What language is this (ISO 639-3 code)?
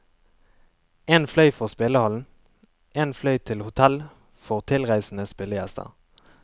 nor